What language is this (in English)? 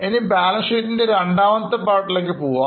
Malayalam